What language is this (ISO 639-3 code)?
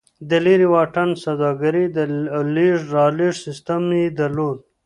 pus